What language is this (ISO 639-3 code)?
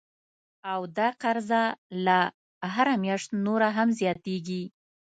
pus